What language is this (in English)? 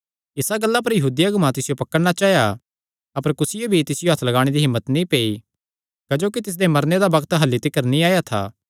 Kangri